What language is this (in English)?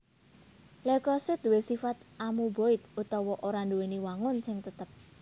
Javanese